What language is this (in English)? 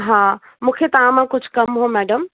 Sindhi